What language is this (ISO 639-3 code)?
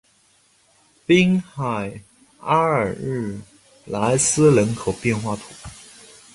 zho